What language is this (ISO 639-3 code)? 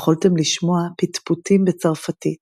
heb